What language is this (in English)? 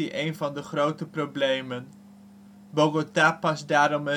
Dutch